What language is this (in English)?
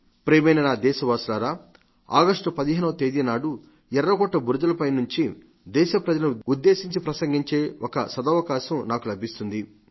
Telugu